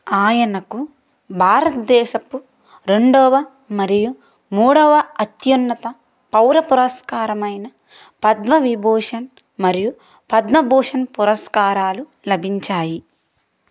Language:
Telugu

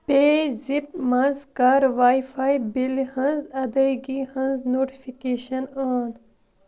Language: Kashmiri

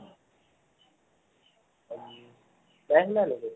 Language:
Assamese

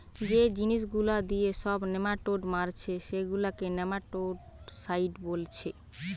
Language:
Bangla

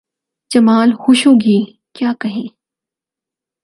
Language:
Urdu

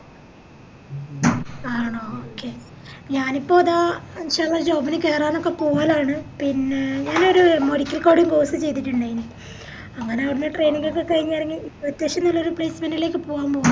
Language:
Malayalam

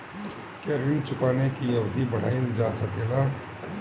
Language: Bhojpuri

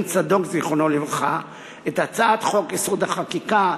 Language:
Hebrew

